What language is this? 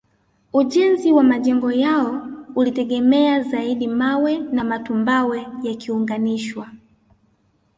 Swahili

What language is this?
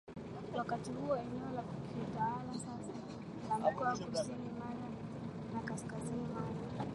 Swahili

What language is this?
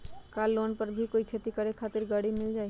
Magahi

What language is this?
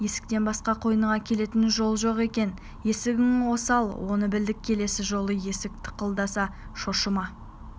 Kazakh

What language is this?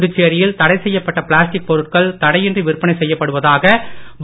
Tamil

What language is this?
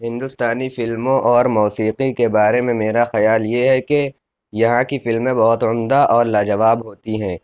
Urdu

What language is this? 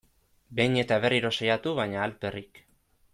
Basque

